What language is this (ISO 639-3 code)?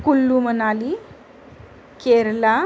mar